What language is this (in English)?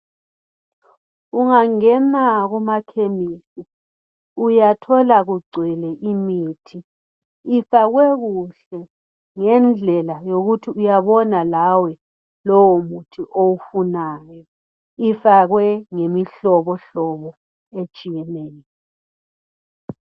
North Ndebele